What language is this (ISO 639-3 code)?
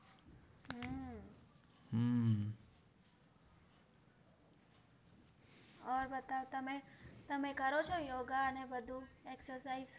guj